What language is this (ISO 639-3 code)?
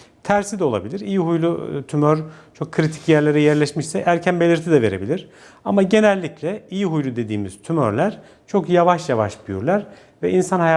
tur